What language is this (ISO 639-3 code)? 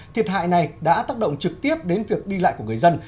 vie